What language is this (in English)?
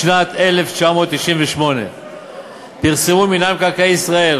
Hebrew